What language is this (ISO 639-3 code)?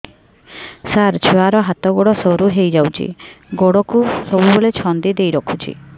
ori